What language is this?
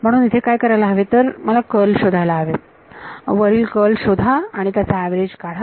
Marathi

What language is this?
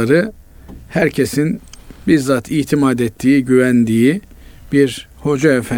Turkish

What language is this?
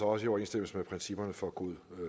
Danish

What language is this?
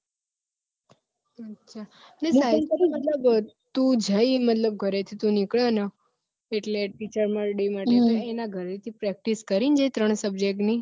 Gujarati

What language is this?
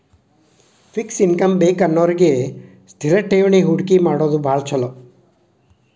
Kannada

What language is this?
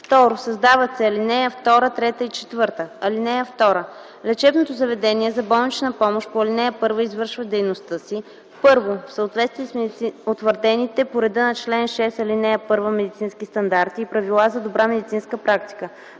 Bulgarian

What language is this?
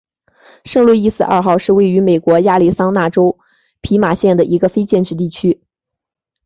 Chinese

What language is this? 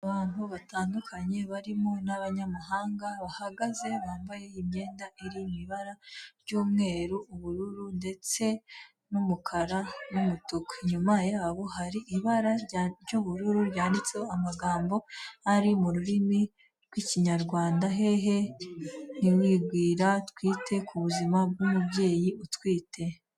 Kinyarwanda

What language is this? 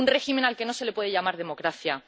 Spanish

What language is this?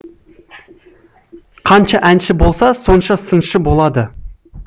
Kazakh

